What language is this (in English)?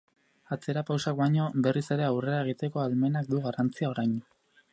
Basque